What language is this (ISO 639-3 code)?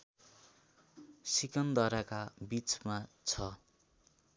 nep